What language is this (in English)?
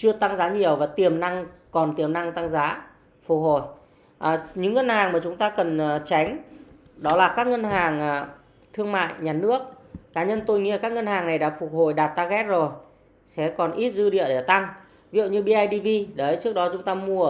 Vietnamese